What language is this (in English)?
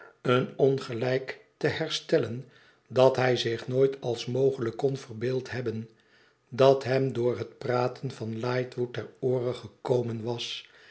Dutch